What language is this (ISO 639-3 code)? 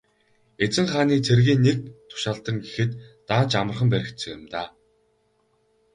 mon